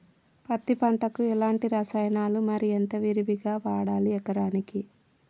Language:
Telugu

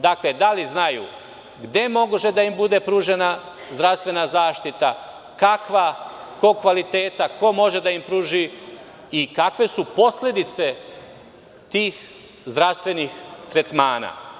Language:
Serbian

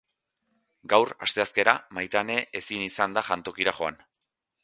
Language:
Basque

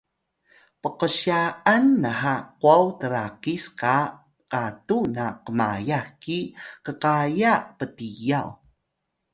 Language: Atayal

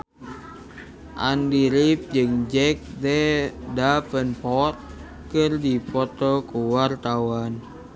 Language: Sundanese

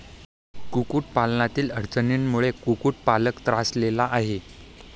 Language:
Marathi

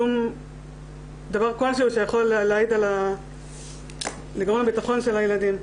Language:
Hebrew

